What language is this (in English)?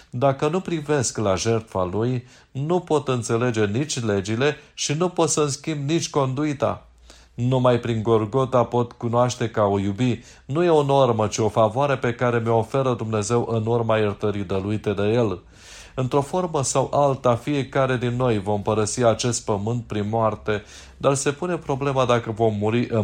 Romanian